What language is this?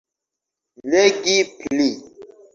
Esperanto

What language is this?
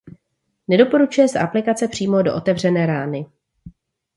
Czech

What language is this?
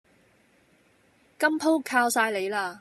Cantonese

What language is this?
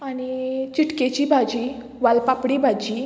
Konkani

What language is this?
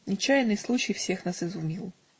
Russian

